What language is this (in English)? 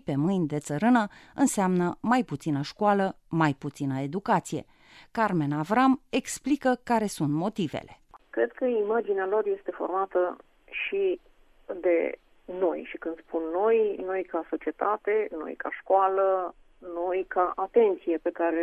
Romanian